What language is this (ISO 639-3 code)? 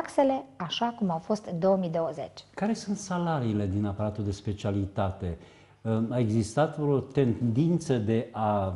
ron